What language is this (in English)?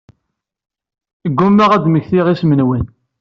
Kabyle